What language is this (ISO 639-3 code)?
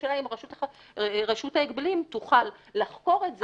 heb